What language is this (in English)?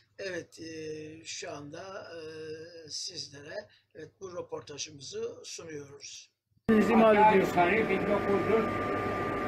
Turkish